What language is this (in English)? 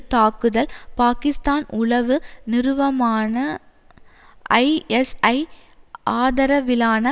Tamil